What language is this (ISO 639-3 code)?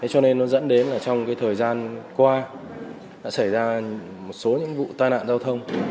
vie